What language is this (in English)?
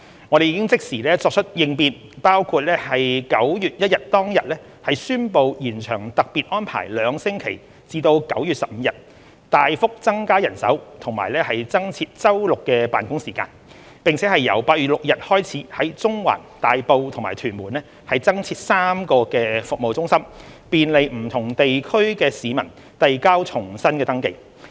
Cantonese